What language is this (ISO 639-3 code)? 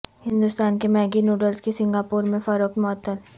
urd